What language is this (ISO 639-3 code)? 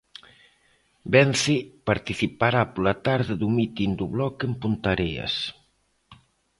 glg